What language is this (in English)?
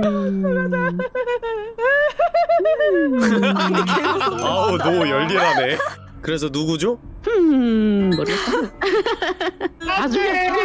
Korean